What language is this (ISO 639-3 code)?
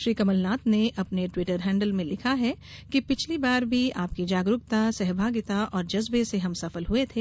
hin